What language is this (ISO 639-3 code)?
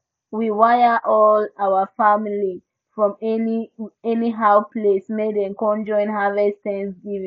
pcm